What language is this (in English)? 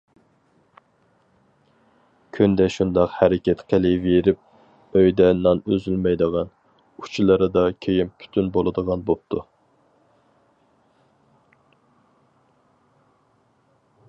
Uyghur